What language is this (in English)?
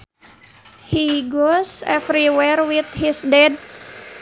Sundanese